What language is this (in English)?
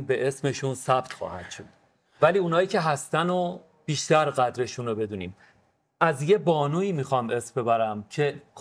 Persian